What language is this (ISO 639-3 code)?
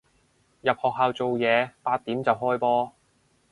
yue